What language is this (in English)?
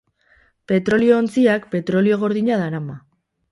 Basque